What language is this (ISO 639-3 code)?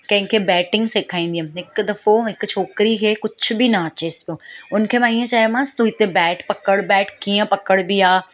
snd